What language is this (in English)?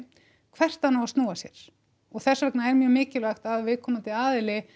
Icelandic